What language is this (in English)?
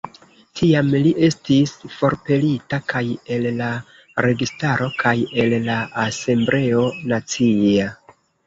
Esperanto